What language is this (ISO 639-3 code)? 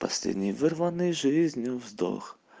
rus